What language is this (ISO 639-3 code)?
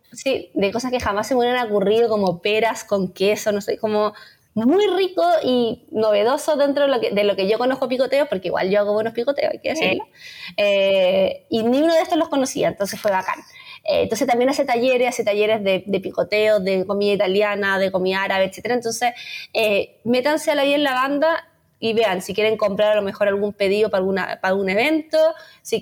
spa